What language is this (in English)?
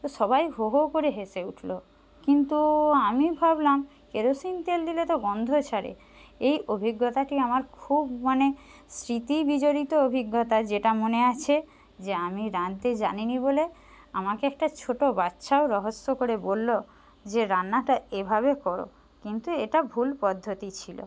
Bangla